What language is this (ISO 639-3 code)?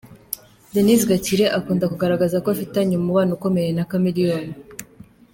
kin